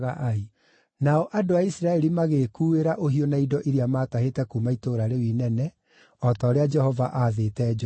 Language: Kikuyu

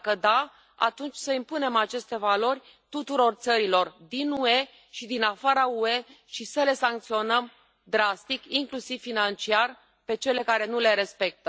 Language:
Romanian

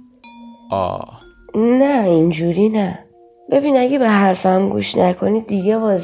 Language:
Persian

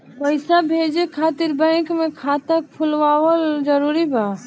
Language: Bhojpuri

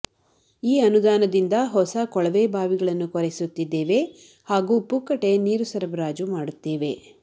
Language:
Kannada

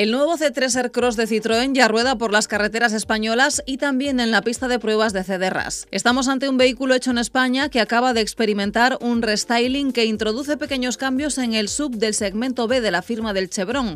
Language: Spanish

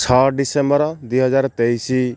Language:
Odia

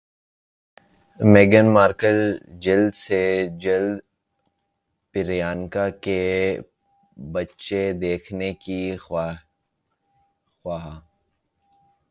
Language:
Urdu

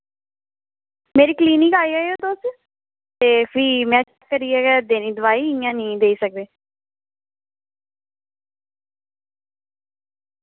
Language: Dogri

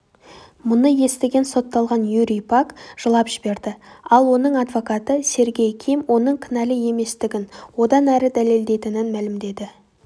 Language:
Kazakh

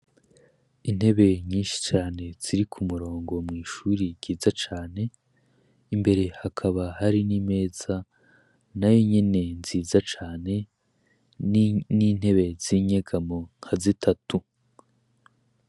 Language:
Rundi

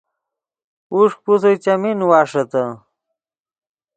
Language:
Yidgha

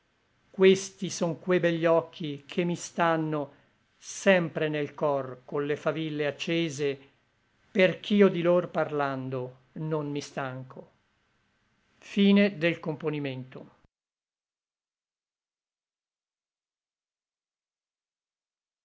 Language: Italian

